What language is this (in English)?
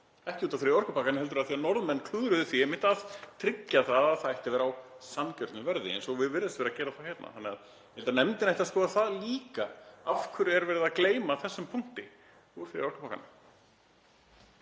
Icelandic